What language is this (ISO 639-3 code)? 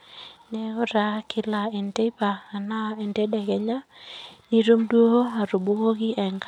mas